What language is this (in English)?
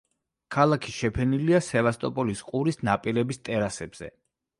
Georgian